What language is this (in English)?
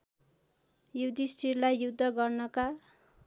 Nepali